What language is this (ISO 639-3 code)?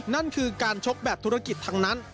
tha